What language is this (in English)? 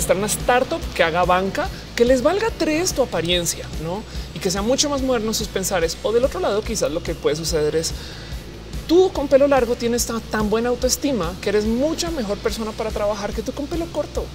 Spanish